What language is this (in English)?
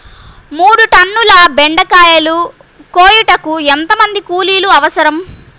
Telugu